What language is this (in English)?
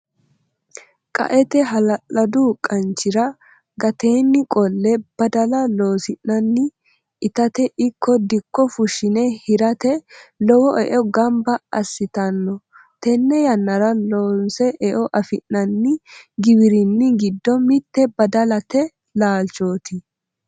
Sidamo